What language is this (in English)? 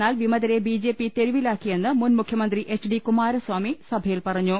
Malayalam